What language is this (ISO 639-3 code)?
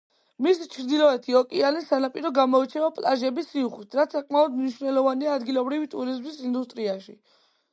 kat